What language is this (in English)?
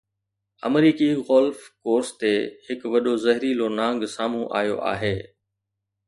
Sindhi